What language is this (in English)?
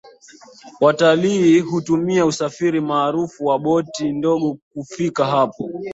Swahili